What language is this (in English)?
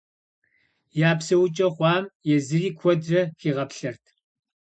Kabardian